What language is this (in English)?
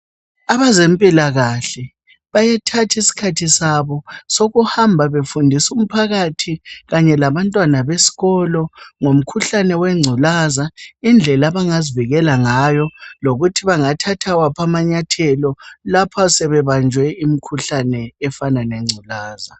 North Ndebele